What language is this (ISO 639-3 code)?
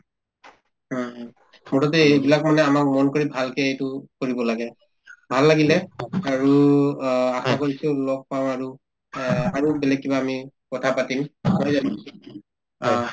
asm